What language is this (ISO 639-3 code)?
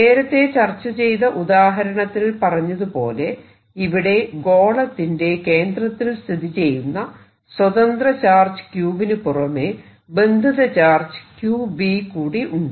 mal